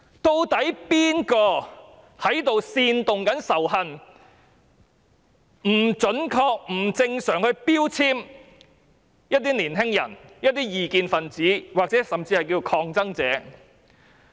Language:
Cantonese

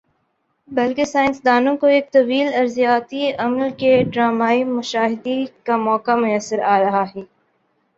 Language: Urdu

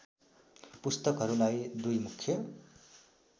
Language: Nepali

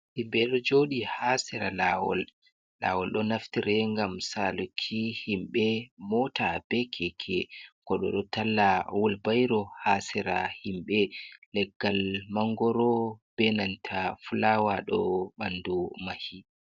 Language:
Fula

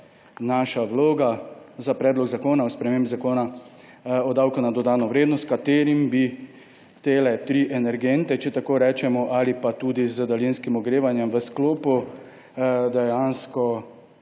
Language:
Slovenian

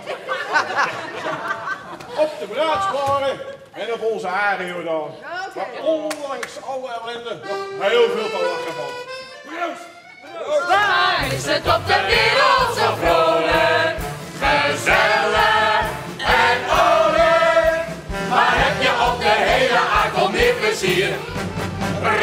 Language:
Dutch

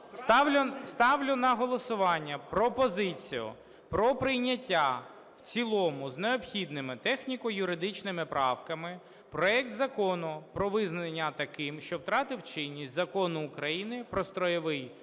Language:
Ukrainian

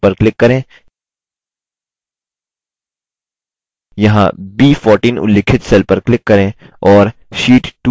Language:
Hindi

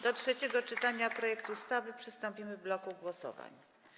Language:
Polish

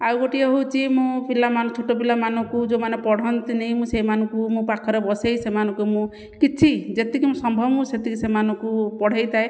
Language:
Odia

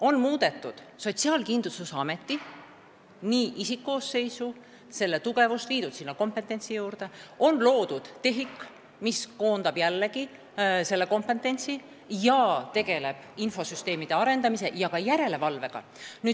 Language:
Estonian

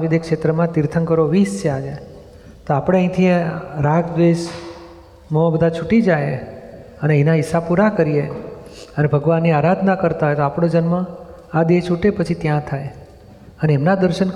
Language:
Gujarati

